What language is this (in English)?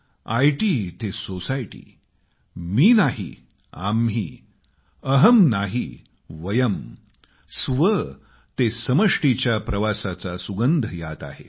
Marathi